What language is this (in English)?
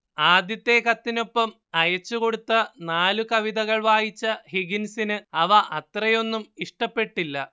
Malayalam